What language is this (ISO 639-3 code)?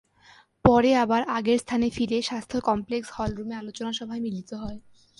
ben